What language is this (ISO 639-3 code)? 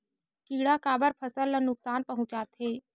hne